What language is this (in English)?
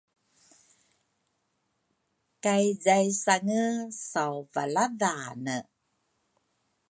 Rukai